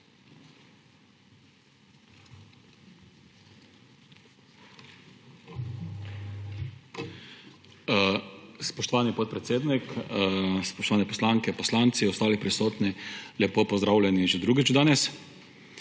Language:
Slovenian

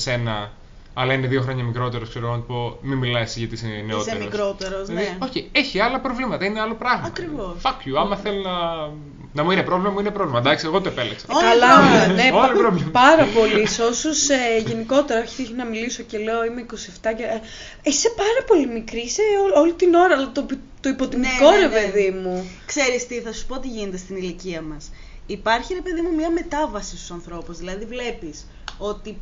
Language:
Greek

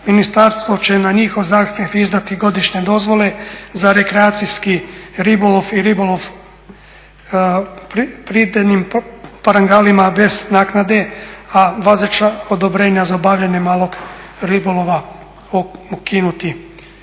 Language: Croatian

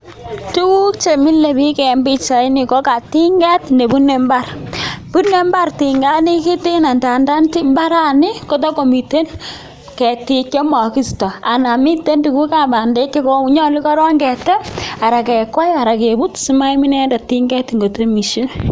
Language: Kalenjin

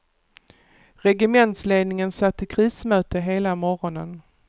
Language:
Swedish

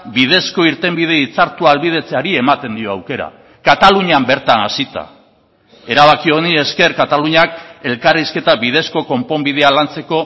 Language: Basque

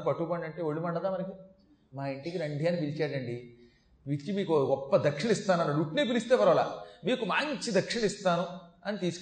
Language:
Telugu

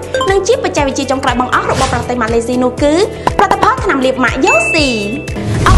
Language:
Thai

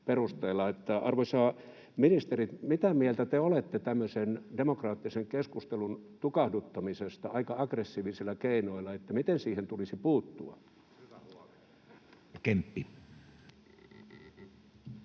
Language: Finnish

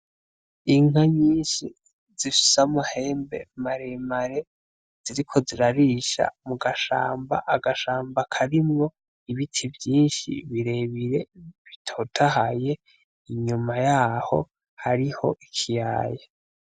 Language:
Rundi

